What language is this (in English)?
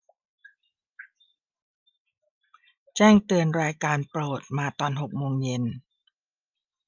Thai